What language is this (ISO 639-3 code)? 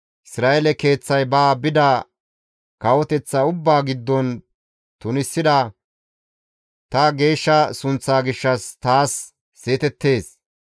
gmv